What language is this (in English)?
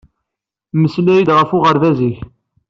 Kabyle